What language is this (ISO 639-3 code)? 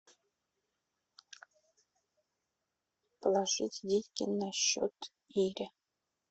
rus